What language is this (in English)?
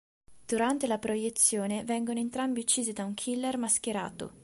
Italian